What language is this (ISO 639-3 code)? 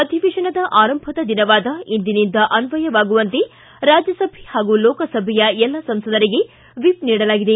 kan